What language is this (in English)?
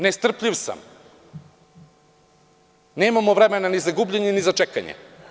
Serbian